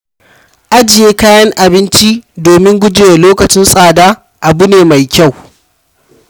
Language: Hausa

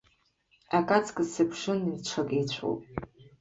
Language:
Abkhazian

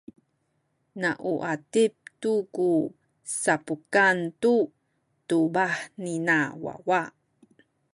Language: Sakizaya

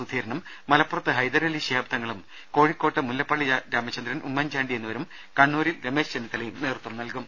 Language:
Malayalam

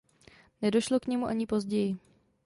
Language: Czech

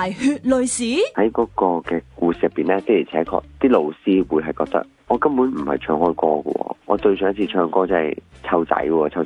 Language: Chinese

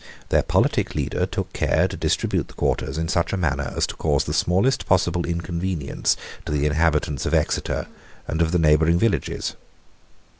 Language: English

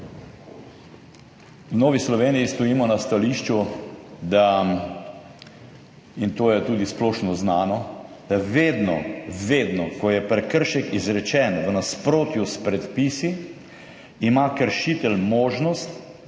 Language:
Slovenian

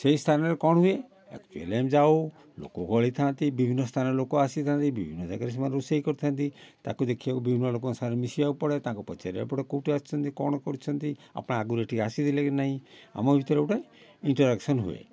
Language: Odia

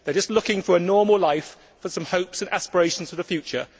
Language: English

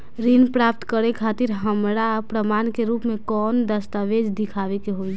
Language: Bhojpuri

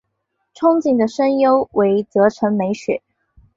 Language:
Chinese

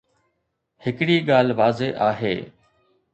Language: Sindhi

